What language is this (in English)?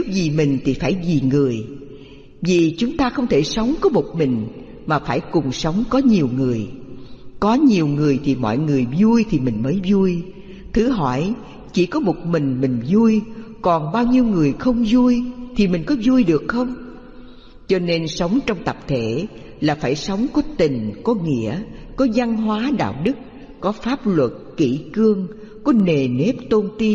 Vietnamese